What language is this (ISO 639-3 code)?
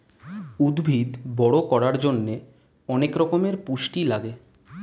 ben